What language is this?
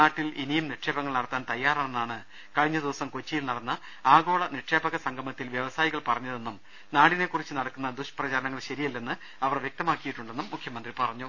Malayalam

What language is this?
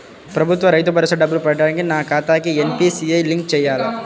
Telugu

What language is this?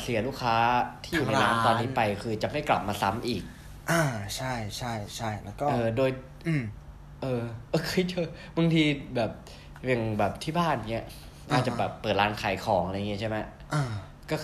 Thai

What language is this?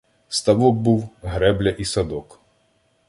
Ukrainian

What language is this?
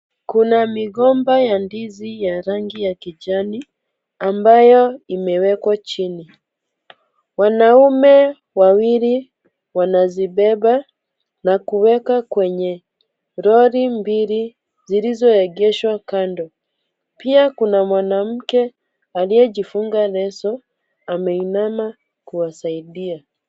Swahili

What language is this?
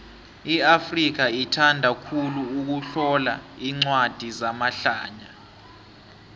South Ndebele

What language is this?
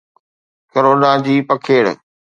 Sindhi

